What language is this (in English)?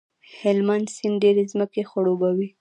Pashto